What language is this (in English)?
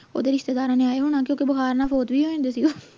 Punjabi